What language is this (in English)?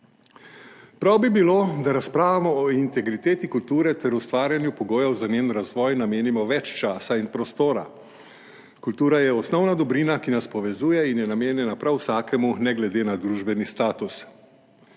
Slovenian